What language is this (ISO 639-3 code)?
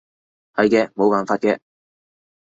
yue